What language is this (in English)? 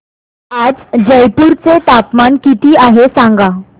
Marathi